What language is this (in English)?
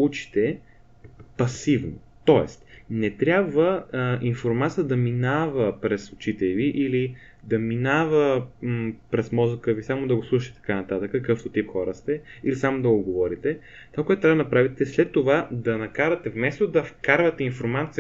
Bulgarian